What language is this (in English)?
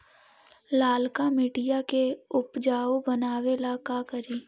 Magahi